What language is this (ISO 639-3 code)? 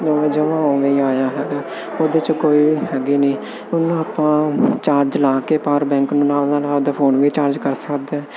pan